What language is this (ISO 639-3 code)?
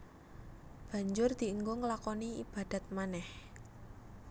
jav